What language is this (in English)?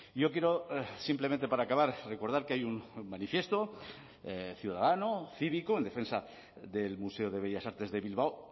Spanish